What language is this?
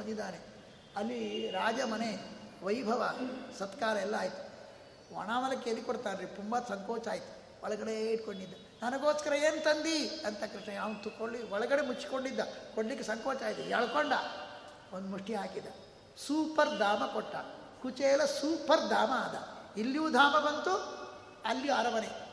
Kannada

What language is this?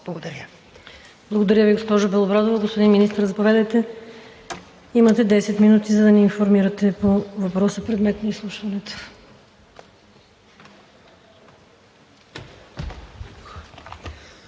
Bulgarian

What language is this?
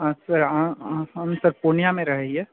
Maithili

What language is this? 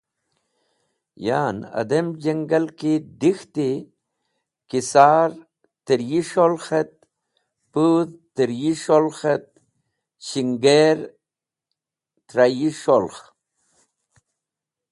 Wakhi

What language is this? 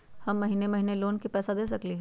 Magahi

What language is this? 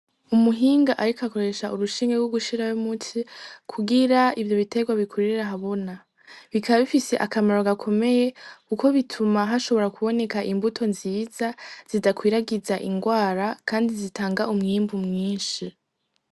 Rundi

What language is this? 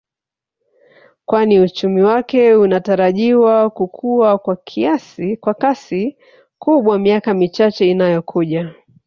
Swahili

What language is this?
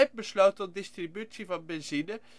Dutch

